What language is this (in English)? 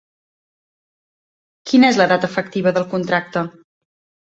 Catalan